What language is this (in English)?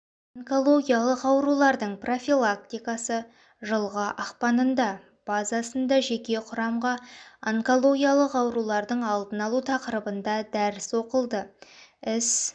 Kazakh